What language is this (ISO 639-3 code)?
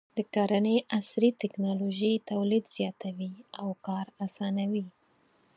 pus